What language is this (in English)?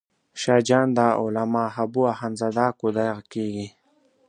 Pashto